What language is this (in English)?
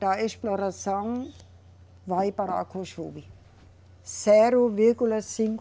Portuguese